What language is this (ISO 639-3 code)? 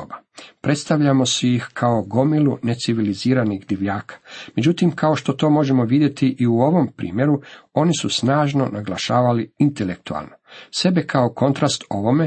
hrv